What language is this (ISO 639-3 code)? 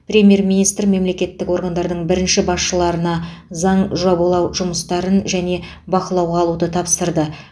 kaz